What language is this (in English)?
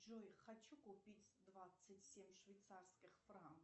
Russian